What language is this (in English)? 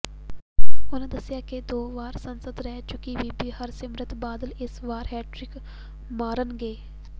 Punjabi